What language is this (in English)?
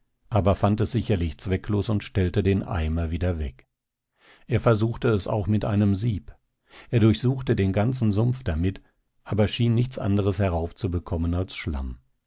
German